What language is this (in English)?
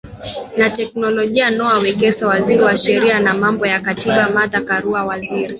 Swahili